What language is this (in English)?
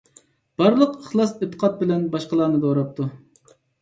Uyghur